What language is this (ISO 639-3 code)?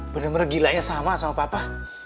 ind